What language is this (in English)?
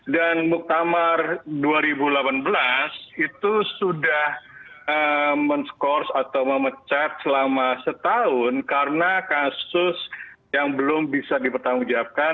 Indonesian